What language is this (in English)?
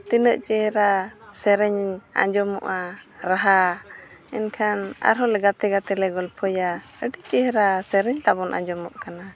Santali